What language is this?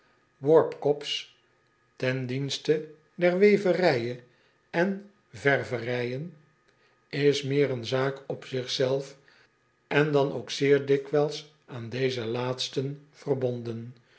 Dutch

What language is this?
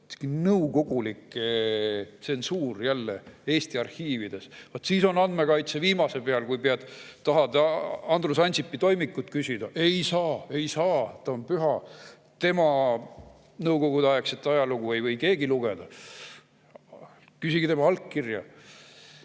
Estonian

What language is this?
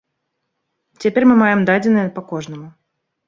Belarusian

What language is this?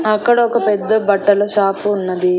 Telugu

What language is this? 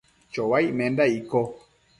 Matsés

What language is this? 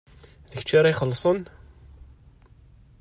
Kabyle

